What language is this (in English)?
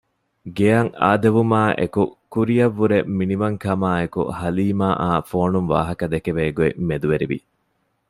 Divehi